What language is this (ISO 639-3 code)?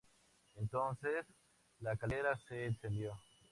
spa